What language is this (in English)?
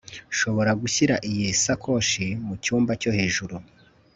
Kinyarwanda